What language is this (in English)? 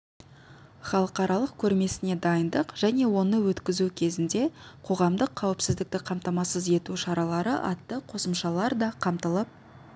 Kazakh